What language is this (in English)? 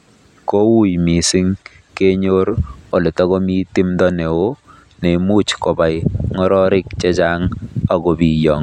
Kalenjin